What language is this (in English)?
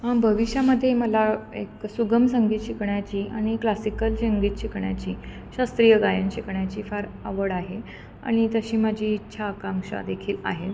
Marathi